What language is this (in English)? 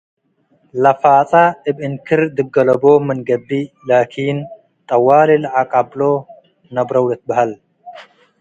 Tigre